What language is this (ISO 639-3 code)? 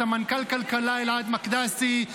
heb